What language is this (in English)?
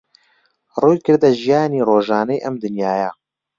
Central Kurdish